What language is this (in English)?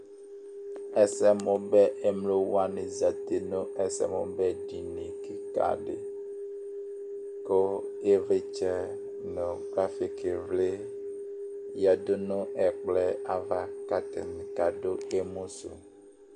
Ikposo